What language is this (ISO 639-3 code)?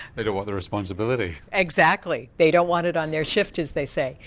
eng